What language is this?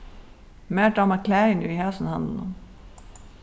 Faroese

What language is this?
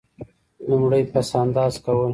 Pashto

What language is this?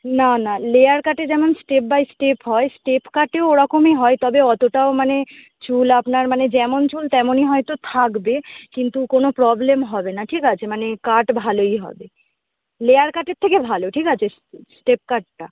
Bangla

